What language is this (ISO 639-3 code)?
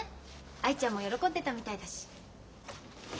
jpn